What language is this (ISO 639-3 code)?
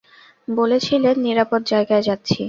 ben